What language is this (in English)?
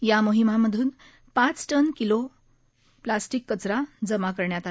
Marathi